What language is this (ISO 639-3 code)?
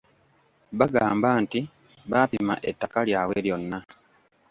lug